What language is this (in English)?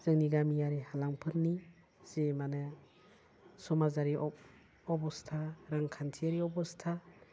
Bodo